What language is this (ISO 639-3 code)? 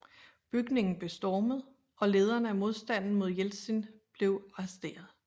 dan